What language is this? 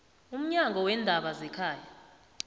South Ndebele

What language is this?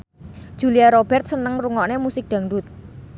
Javanese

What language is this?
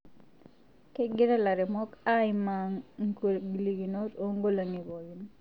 Masai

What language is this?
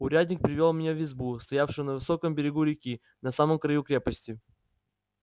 Russian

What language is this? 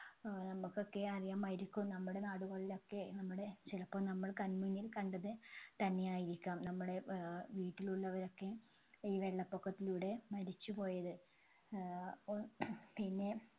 Malayalam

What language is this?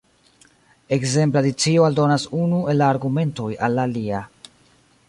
Esperanto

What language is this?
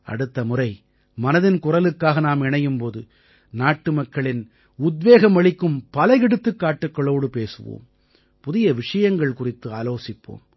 Tamil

